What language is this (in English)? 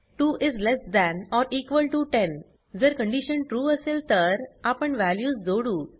Marathi